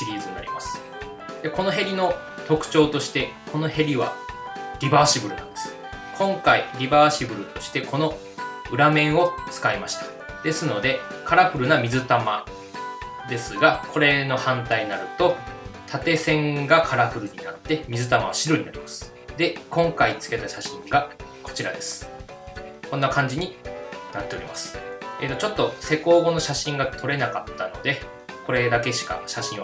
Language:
Japanese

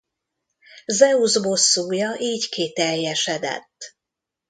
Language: Hungarian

